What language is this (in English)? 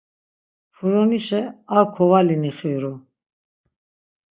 Laz